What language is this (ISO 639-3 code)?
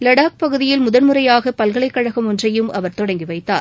tam